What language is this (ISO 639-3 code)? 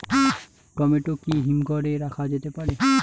ben